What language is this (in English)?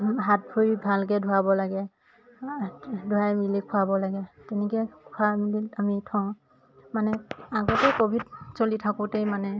Assamese